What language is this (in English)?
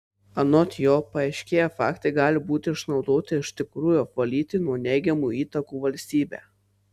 Lithuanian